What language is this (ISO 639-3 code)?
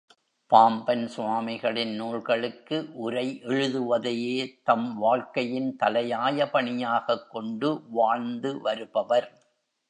tam